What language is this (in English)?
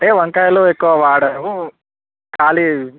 Telugu